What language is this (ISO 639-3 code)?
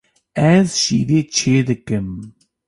kur